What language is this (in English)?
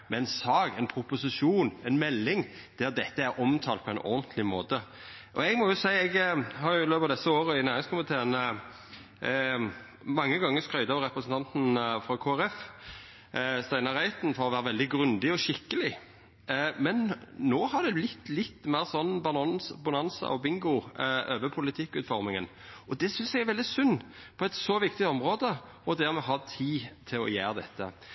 Norwegian Nynorsk